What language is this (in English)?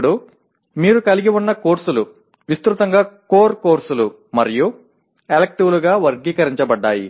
Telugu